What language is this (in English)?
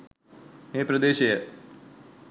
Sinhala